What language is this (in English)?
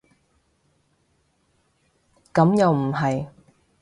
Cantonese